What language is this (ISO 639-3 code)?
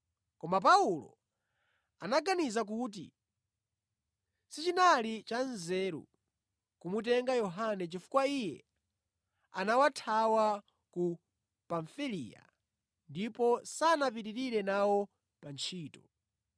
nya